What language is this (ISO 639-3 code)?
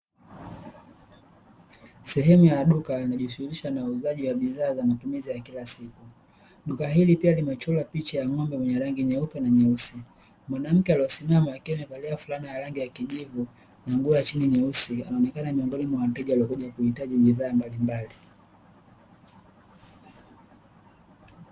swa